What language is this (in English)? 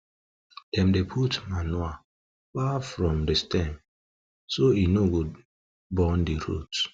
Nigerian Pidgin